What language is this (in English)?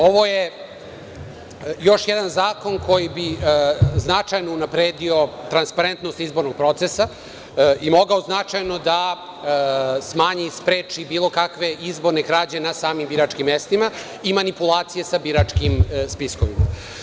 Serbian